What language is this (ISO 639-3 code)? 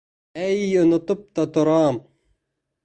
bak